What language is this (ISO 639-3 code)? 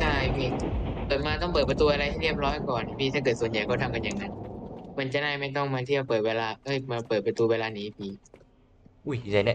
tha